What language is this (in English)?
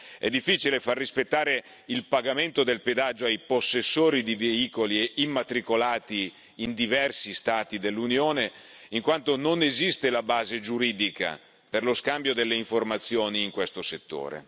Italian